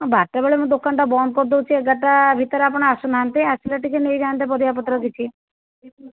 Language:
Odia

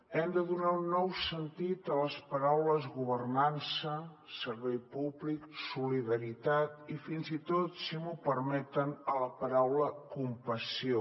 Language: Catalan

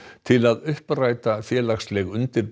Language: Icelandic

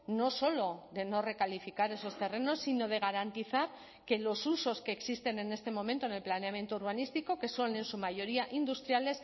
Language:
Spanish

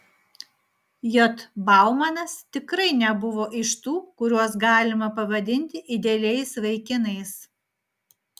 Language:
Lithuanian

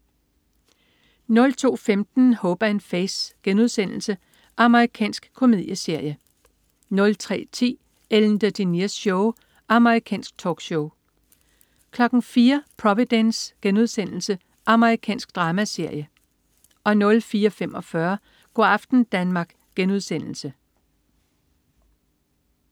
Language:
Danish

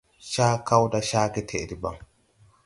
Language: Tupuri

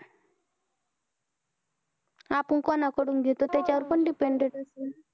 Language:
Marathi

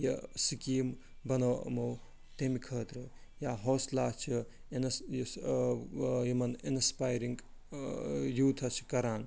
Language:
Kashmiri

